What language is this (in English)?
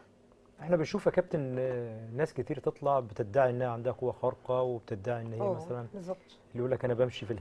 Arabic